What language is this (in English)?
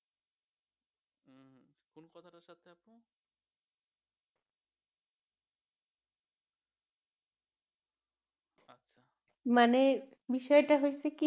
Bangla